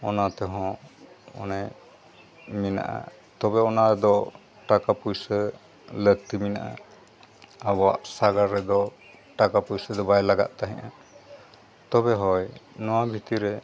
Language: Santali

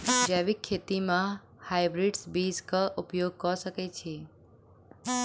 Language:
Maithili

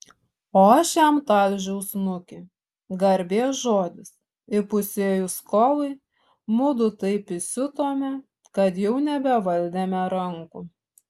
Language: Lithuanian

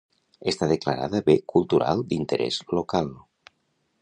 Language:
Catalan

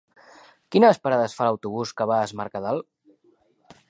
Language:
Catalan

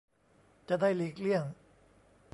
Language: Thai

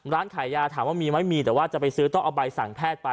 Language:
Thai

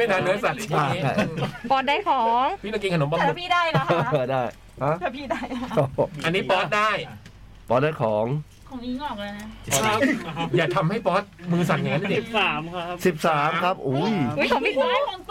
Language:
Thai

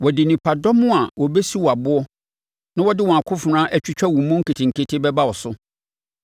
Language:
Akan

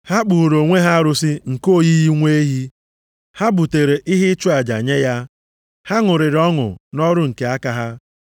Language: Igbo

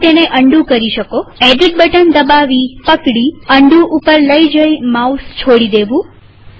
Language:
Gujarati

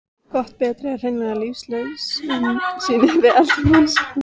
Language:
Icelandic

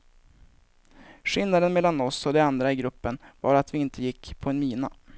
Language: Swedish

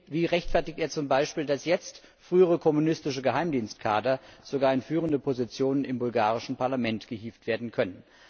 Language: German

